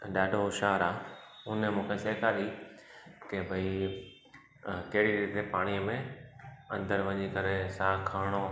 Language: Sindhi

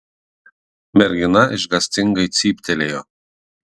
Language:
Lithuanian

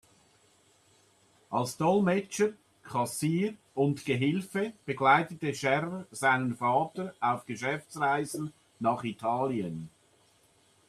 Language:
German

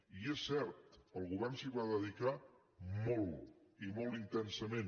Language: Catalan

